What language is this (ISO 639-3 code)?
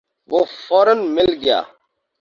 urd